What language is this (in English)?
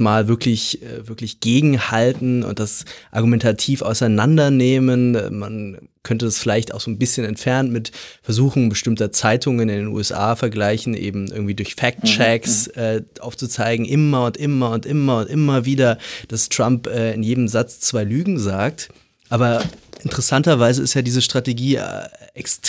German